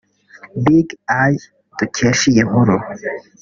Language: Kinyarwanda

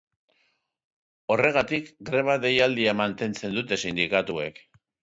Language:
Basque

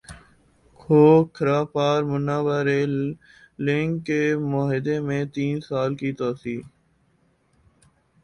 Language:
Urdu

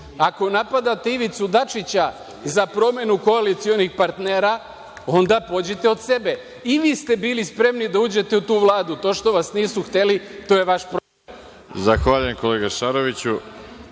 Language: Serbian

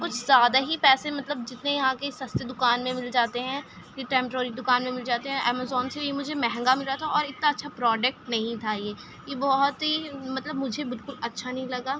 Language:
Urdu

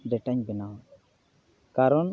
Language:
Santali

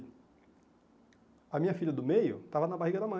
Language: Portuguese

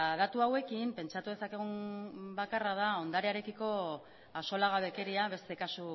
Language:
Basque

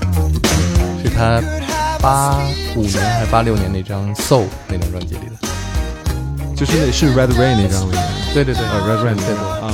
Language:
Chinese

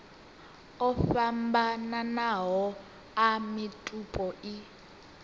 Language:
Venda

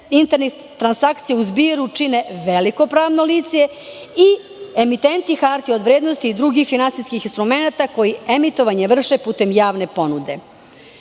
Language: Serbian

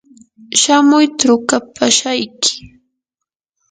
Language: Yanahuanca Pasco Quechua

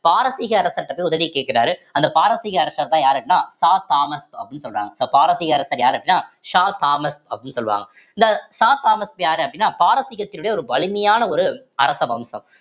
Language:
Tamil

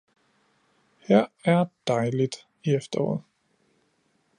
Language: Danish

